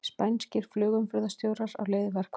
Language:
Icelandic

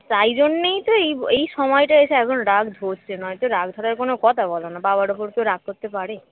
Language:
Bangla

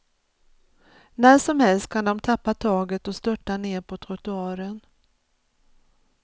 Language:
Swedish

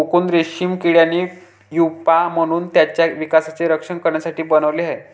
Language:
Marathi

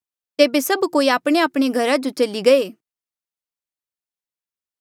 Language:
Mandeali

